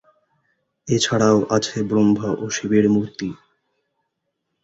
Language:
Bangla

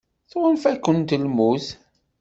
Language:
Kabyle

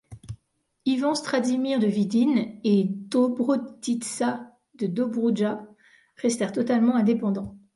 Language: French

